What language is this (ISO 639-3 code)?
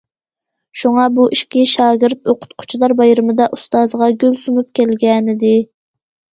uig